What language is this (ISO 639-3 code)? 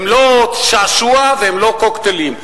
heb